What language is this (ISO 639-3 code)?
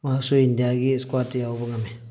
mni